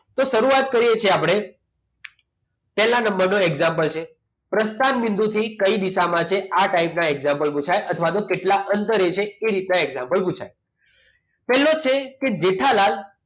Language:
Gujarati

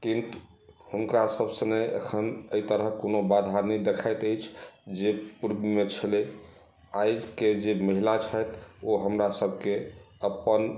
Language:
Maithili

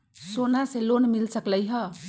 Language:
Magahi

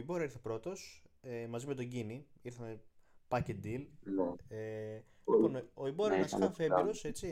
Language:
Greek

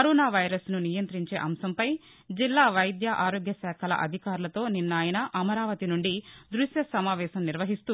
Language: Telugu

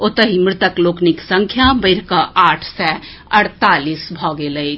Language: Maithili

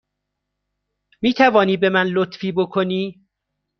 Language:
Persian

